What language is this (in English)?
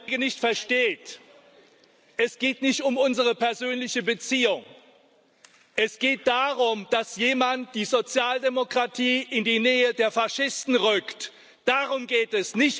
German